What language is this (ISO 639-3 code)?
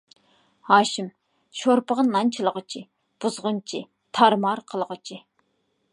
uig